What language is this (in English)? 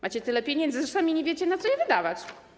Polish